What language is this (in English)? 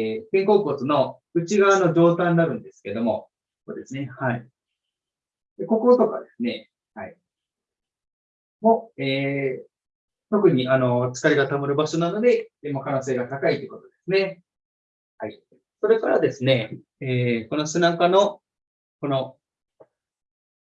Japanese